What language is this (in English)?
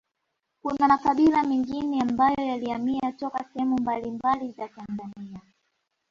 Swahili